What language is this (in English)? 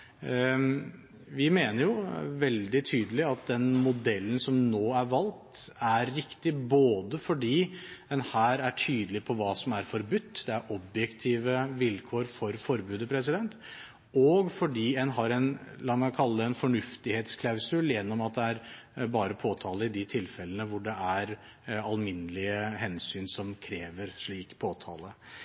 Norwegian Bokmål